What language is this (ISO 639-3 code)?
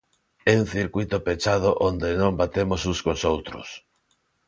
glg